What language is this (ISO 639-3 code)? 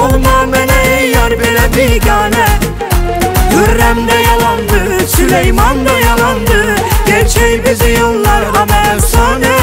tur